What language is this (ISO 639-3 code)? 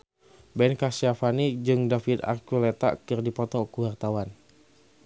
sun